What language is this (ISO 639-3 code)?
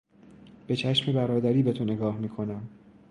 fas